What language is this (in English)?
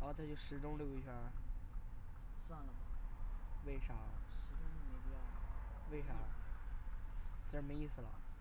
Chinese